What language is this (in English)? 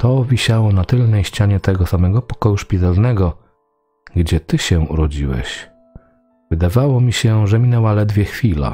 Polish